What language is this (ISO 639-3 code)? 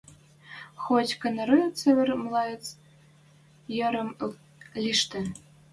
mrj